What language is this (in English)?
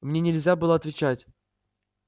Russian